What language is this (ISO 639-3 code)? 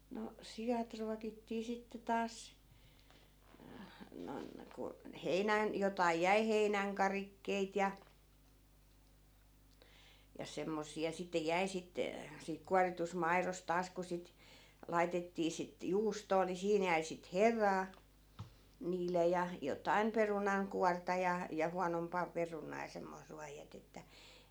fin